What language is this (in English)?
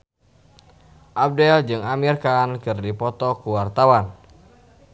Sundanese